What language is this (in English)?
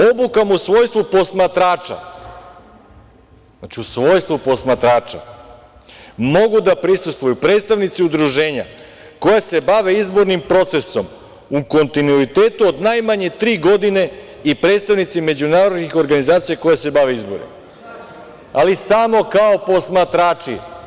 Serbian